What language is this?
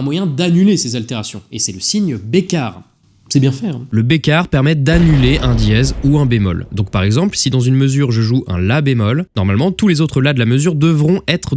French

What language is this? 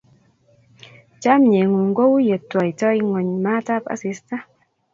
Kalenjin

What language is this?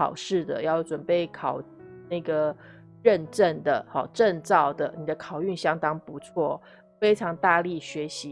Chinese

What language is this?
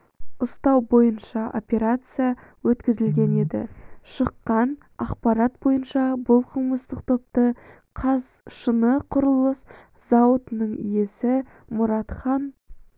Kazakh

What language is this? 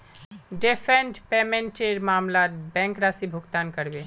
Magahi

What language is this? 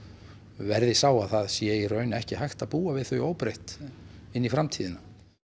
Icelandic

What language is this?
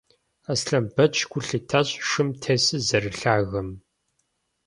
Kabardian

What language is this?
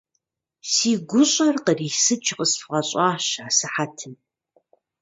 Kabardian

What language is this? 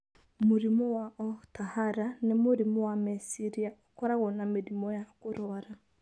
Kikuyu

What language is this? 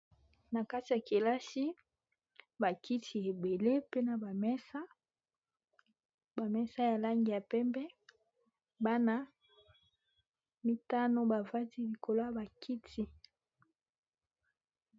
Lingala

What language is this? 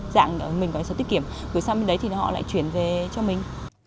Vietnamese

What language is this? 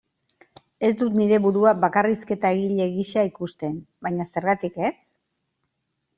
Basque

